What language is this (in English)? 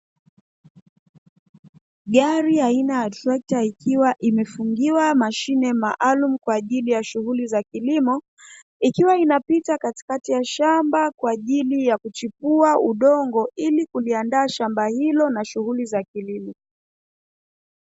Swahili